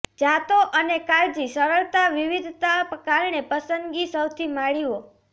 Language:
Gujarati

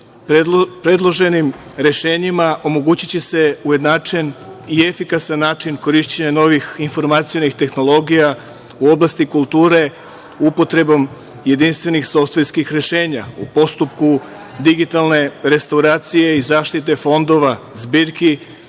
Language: Serbian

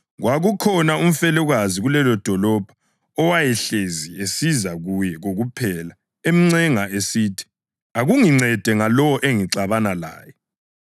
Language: North Ndebele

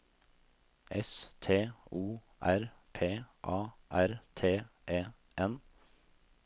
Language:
Norwegian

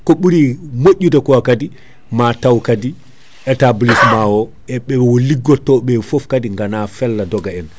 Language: Fula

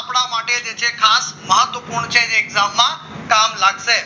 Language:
Gujarati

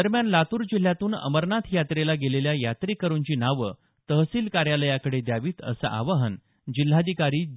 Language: Marathi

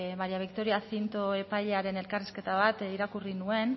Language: Basque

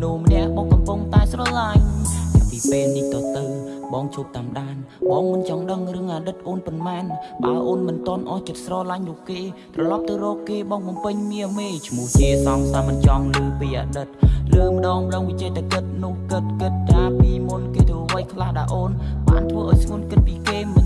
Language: Khmer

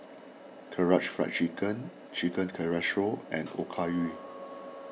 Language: English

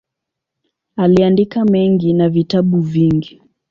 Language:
Swahili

